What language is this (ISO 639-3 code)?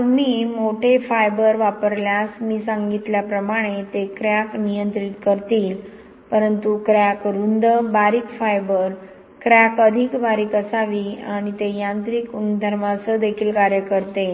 mar